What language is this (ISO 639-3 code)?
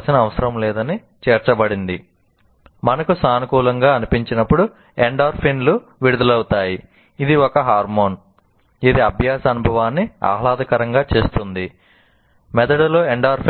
tel